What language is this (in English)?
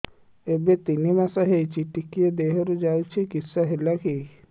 Odia